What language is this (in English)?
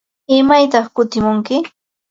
Ambo-Pasco Quechua